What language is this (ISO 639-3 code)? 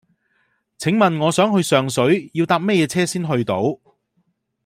yue